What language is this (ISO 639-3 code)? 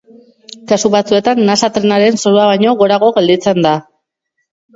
eus